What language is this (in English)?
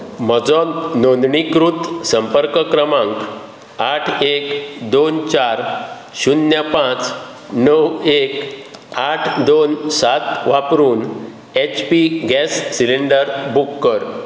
Konkani